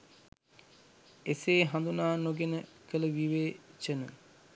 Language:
Sinhala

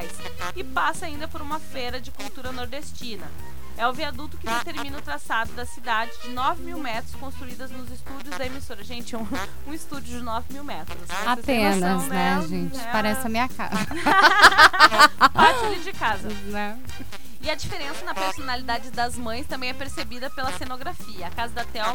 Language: Portuguese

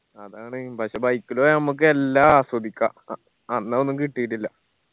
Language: Malayalam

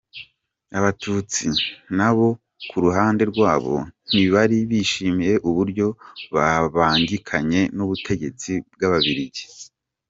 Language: Kinyarwanda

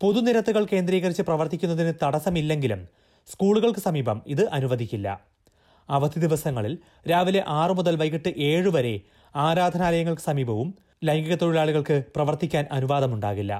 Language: Malayalam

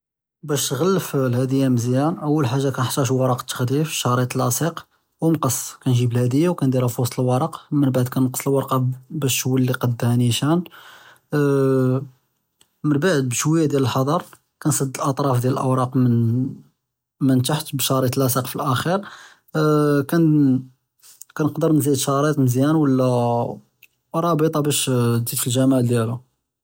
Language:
Judeo-Arabic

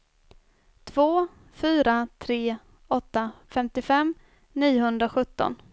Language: Swedish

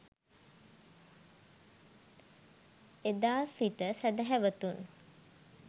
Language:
Sinhala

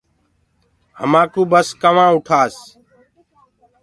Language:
Gurgula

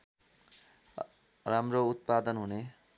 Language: Nepali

